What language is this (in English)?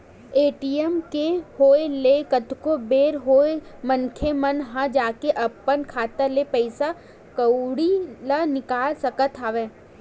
Chhattisgarhi